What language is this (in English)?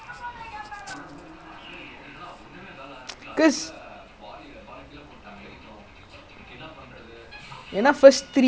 English